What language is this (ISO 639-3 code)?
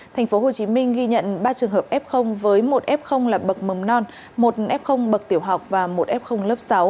vie